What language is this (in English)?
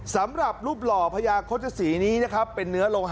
Thai